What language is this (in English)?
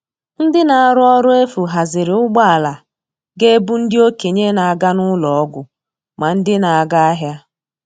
Igbo